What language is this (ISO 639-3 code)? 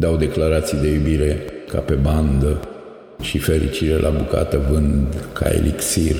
ron